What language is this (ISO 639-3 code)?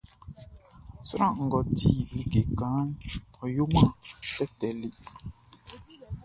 bci